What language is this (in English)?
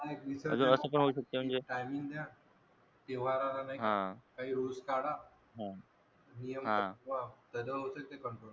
Marathi